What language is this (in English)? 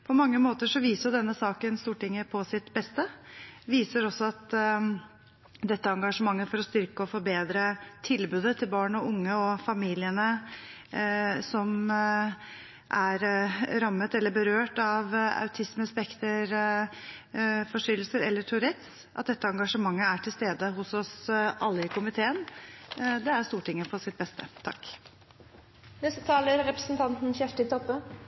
Norwegian